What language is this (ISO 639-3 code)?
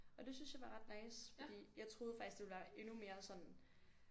dan